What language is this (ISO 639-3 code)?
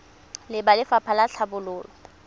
tsn